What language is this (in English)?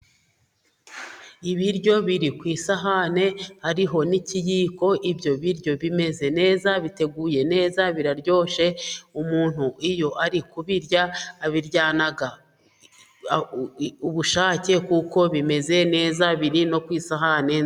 Kinyarwanda